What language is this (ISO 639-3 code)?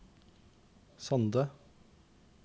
nor